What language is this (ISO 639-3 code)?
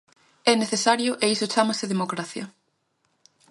glg